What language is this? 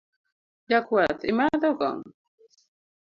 Luo (Kenya and Tanzania)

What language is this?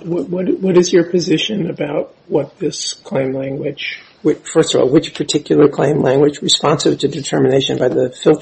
English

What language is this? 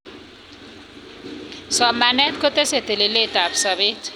Kalenjin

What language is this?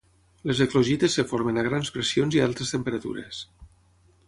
Catalan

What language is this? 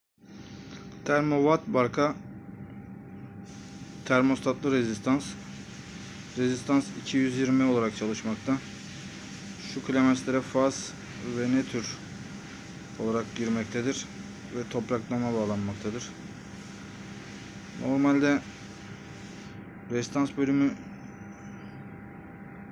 Turkish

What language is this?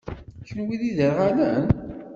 Kabyle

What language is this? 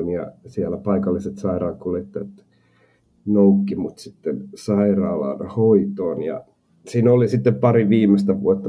Finnish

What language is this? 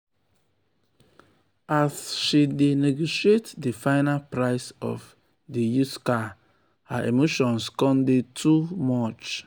Nigerian Pidgin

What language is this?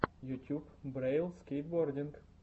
Russian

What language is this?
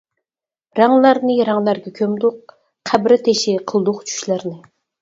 Uyghur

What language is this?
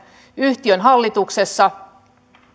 Finnish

